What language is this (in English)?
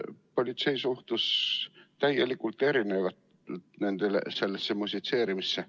Estonian